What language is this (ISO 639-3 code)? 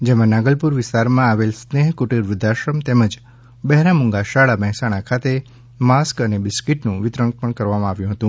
guj